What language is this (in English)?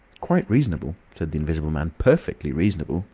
English